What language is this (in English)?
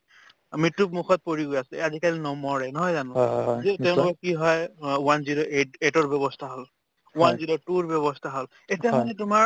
Assamese